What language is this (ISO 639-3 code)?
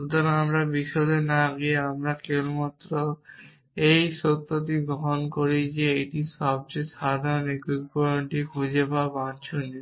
ben